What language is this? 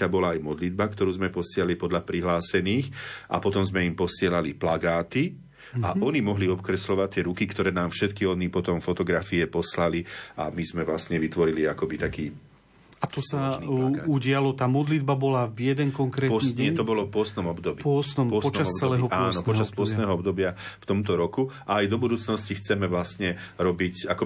Slovak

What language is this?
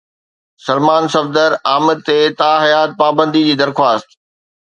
Sindhi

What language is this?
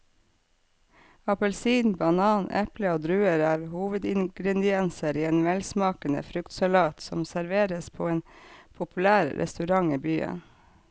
Norwegian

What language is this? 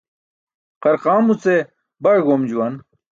Burushaski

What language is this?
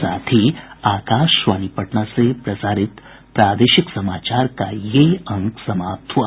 Hindi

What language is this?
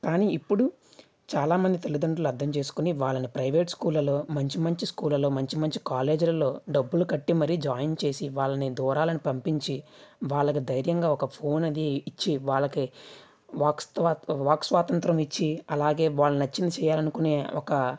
Telugu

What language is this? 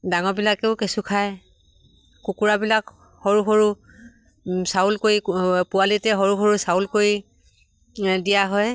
Assamese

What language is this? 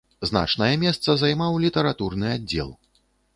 Belarusian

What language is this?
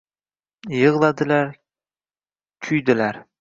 Uzbek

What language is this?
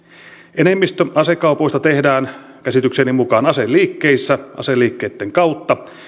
Finnish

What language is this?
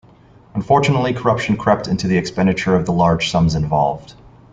English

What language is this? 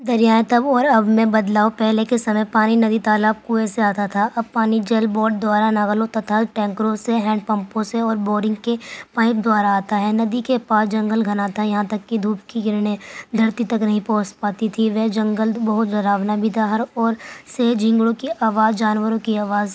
Urdu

